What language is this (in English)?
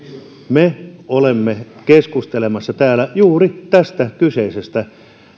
Finnish